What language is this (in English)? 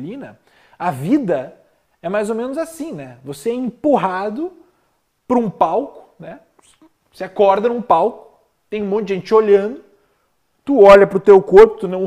Portuguese